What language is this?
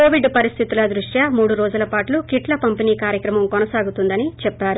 Telugu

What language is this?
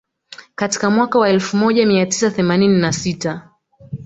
Swahili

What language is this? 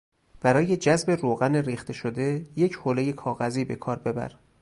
Persian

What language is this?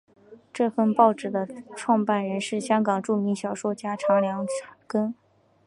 Chinese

